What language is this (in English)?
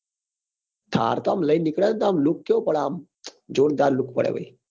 Gujarati